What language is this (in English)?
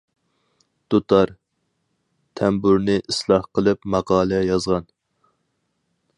Uyghur